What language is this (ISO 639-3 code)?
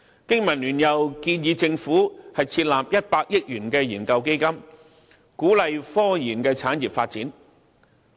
yue